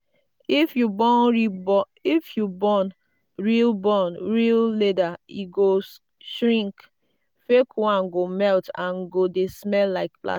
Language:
Nigerian Pidgin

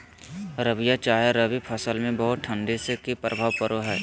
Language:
Magahi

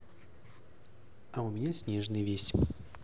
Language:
Russian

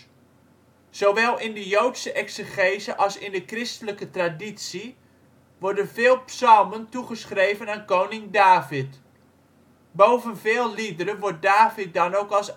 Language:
Dutch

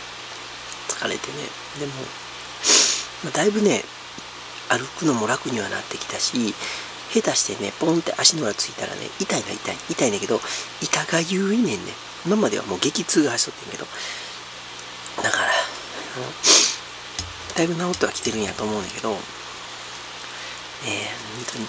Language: Japanese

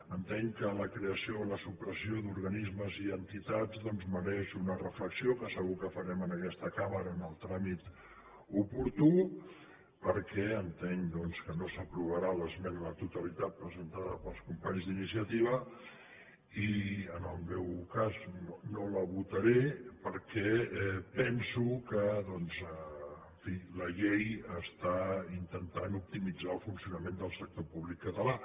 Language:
Catalan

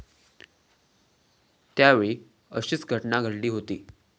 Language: Marathi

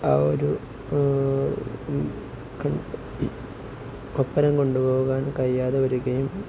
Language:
Malayalam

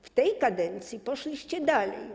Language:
Polish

